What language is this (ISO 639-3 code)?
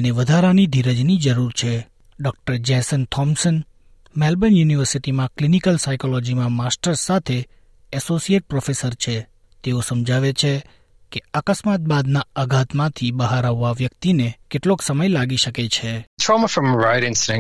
guj